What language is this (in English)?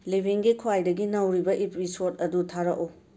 Manipuri